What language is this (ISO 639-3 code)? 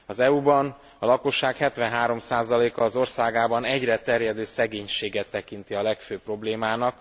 hun